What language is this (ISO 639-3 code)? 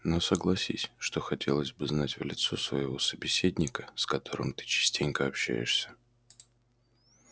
rus